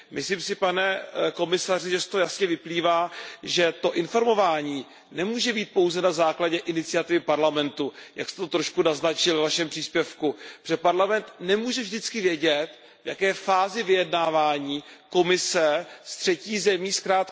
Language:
Czech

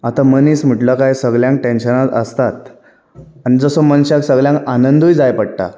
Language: Konkani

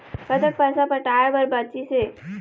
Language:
Chhattisgarhi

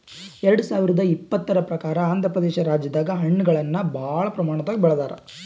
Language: Kannada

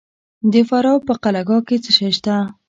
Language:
Pashto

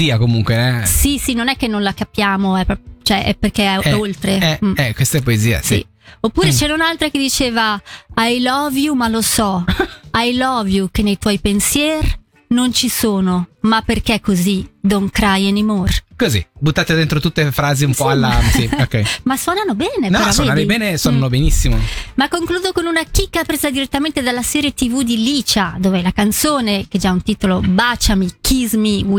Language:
Italian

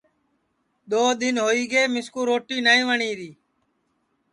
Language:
Sansi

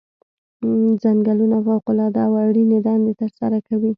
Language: Pashto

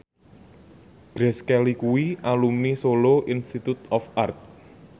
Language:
Javanese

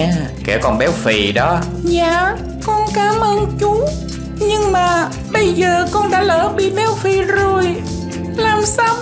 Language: Vietnamese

